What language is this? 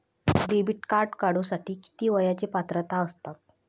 Marathi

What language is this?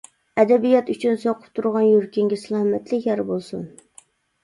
Uyghur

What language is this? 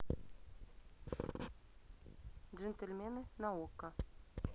Russian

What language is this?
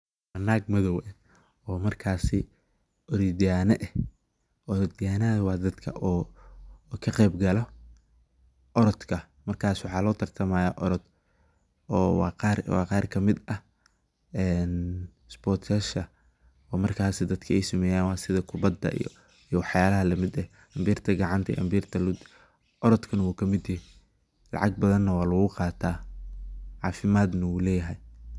Somali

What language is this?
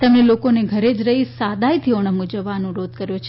Gujarati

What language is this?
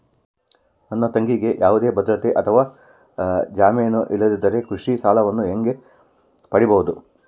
Kannada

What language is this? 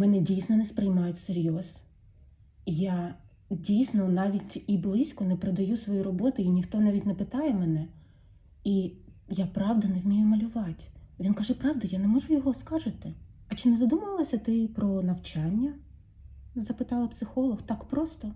Ukrainian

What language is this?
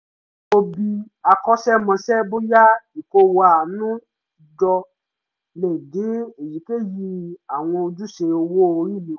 Yoruba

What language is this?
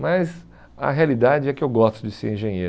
Portuguese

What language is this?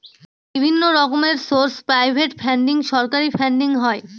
Bangla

